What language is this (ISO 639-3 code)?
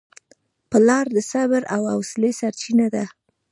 pus